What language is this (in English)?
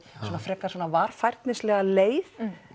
Icelandic